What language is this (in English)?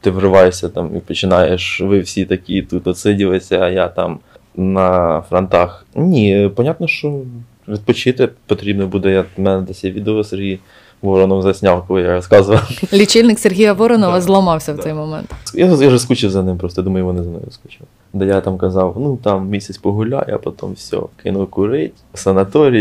Ukrainian